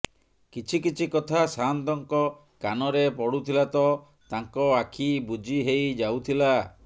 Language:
Odia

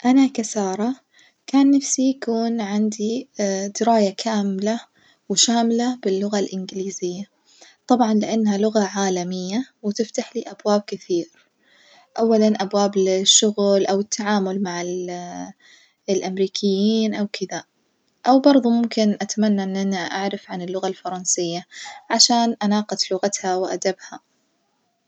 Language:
Najdi Arabic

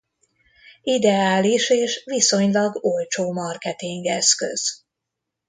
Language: Hungarian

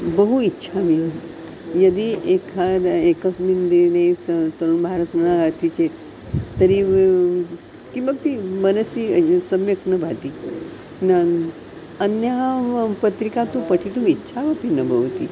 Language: Sanskrit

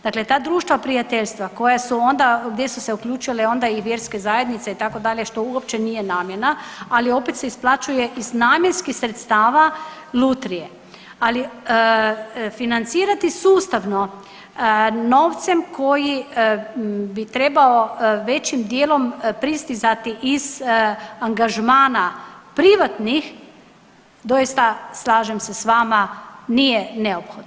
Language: Croatian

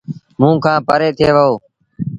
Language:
Sindhi Bhil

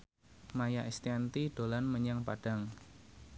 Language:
Javanese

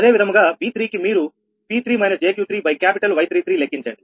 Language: Telugu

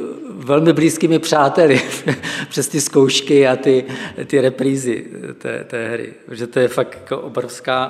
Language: Czech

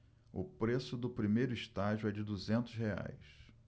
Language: Portuguese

